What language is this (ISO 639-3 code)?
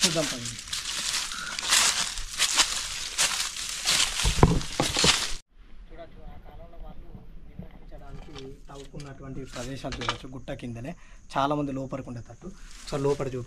tel